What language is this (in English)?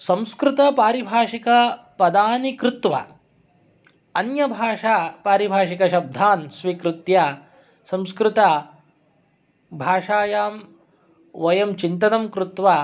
Sanskrit